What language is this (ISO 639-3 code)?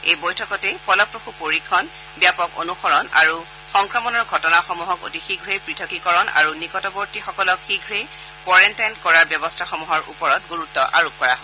asm